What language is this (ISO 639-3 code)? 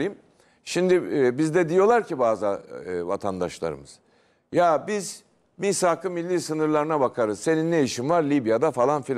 tur